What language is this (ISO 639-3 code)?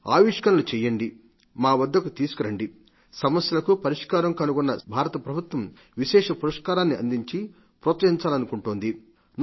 tel